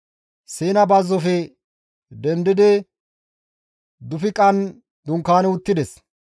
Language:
Gamo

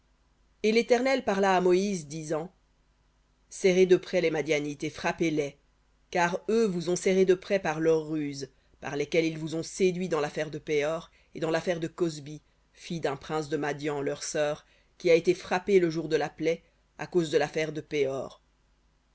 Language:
French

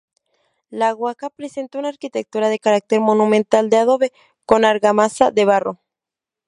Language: Spanish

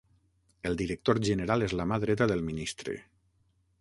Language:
Catalan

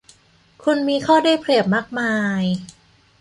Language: Thai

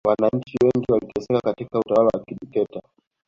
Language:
Swahili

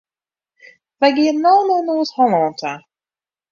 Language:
Western Frisian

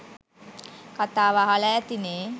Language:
Sinhala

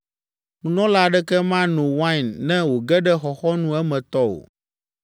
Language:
Ewe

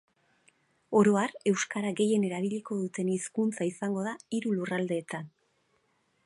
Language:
Basque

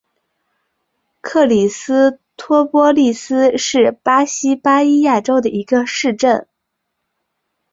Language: Chinese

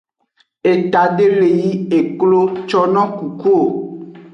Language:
Aja (Benin)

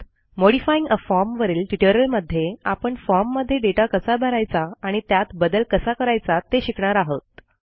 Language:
Marathi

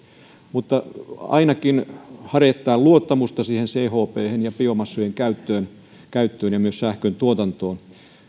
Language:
Finnish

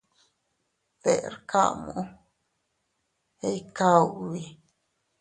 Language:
Teutila Cuicatec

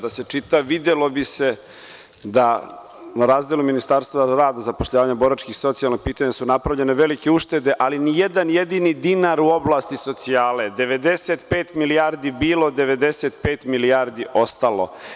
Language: Serbian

